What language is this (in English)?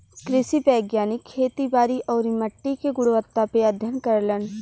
Bhojpuri